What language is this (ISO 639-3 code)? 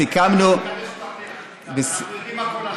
heb